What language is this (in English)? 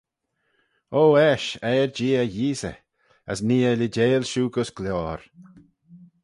Manx